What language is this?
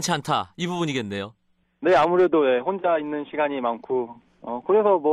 Korean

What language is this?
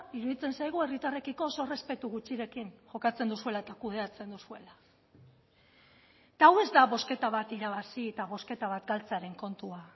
Basque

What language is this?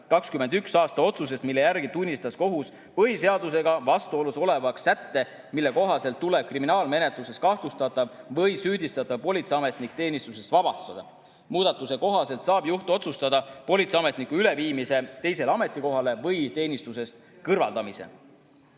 Estonian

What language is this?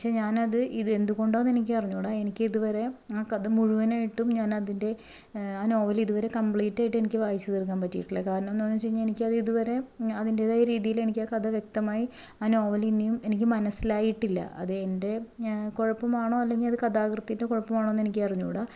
Malayalam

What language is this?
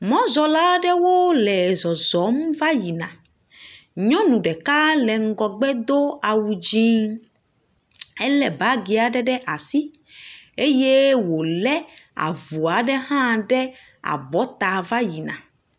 Ewe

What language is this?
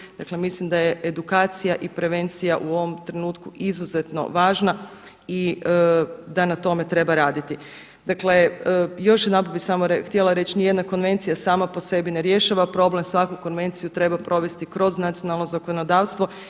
Croatian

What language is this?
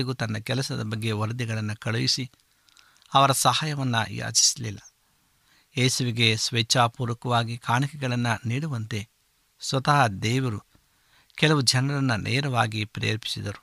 Kannada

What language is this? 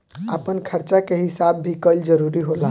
Bhojpuri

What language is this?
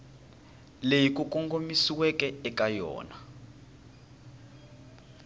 Tsonga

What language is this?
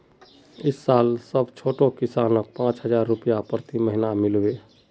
Magahi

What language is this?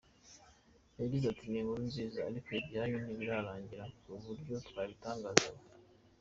Kinyarwanda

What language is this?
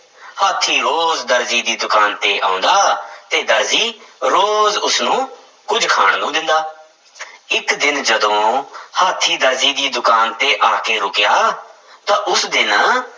Punjabi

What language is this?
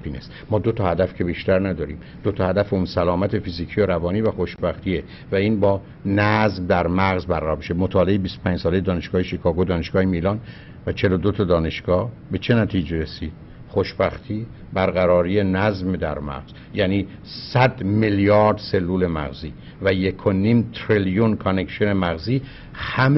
Persian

